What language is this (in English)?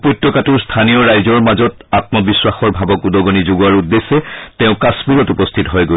Assamese